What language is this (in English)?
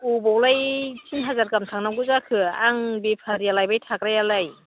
Bodo